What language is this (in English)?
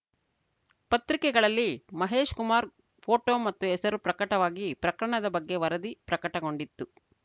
Kannada